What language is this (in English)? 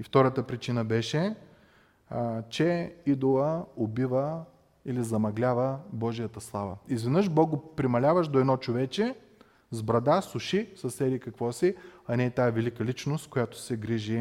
Bulgarian